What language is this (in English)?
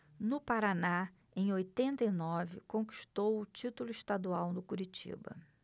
Portuguese